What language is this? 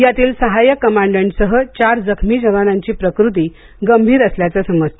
Marathi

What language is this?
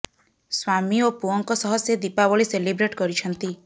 Odia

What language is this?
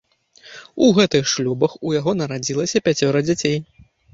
Belarusian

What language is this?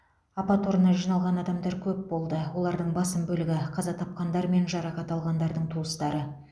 Kazakh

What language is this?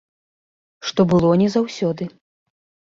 Belarusian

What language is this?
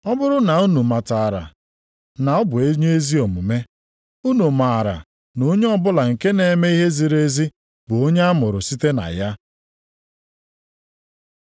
Igbo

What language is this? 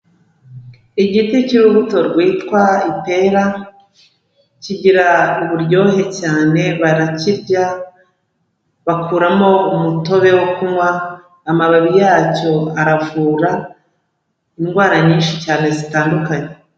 Kinyarwanda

